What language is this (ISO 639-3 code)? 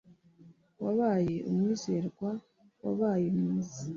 kin